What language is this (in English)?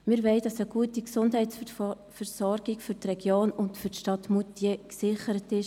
Swiss German